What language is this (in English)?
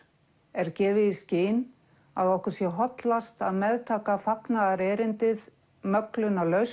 Icelandic